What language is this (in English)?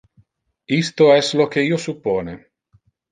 Interlingua